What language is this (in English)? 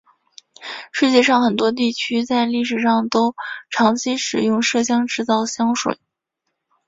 Chinese